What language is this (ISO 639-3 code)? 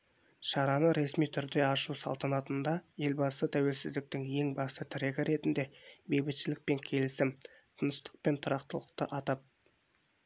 kaz